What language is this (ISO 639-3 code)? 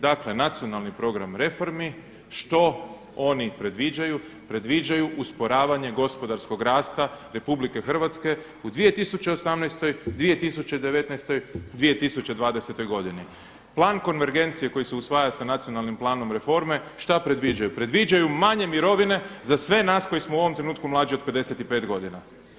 hrv